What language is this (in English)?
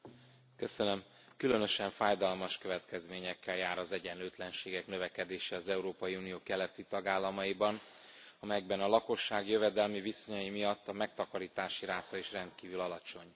Hungarian